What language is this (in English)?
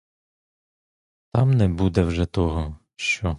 Ukrainian